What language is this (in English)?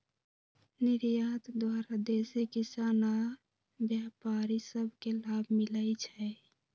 Magahi